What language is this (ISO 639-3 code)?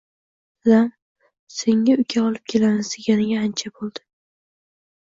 uzb